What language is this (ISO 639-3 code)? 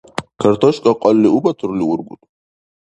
dar